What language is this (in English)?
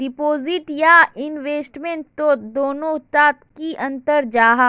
Magahi